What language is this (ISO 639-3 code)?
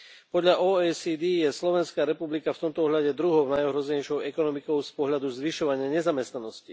slk